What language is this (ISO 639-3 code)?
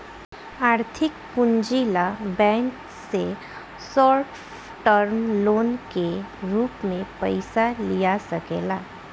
bho